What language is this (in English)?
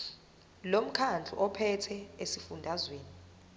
Zulu